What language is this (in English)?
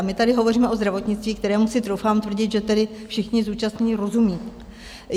Czech